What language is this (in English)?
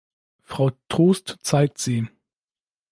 German